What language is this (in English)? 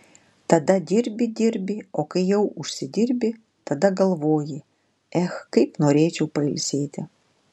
Lithuanian